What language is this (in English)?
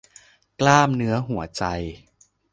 Thai